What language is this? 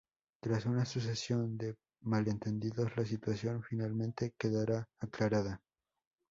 Spanish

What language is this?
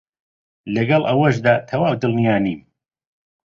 Central Kurdish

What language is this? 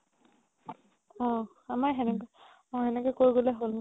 Assamese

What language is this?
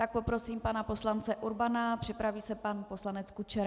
Czech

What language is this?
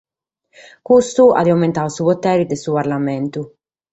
Sardinian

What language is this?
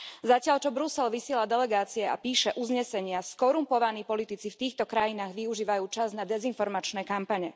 Slovak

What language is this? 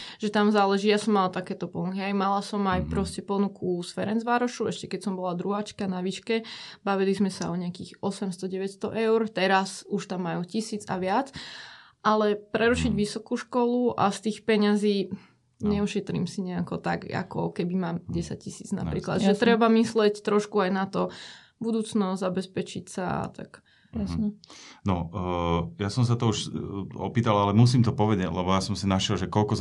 Slovak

